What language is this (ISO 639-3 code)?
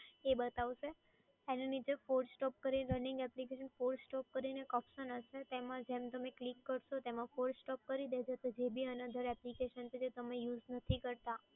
guj